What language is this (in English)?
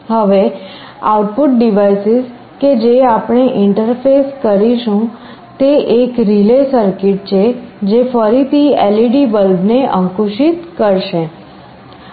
Gujarati